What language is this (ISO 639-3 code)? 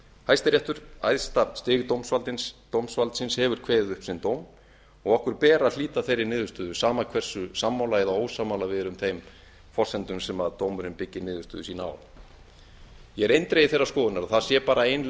isl